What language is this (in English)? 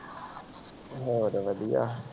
Punjabi